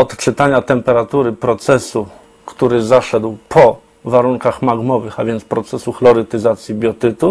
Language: Polish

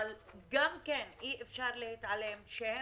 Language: Hebrew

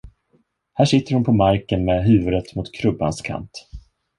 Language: Swedish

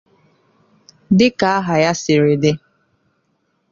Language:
Igbo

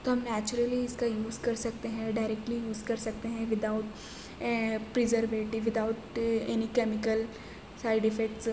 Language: Urdu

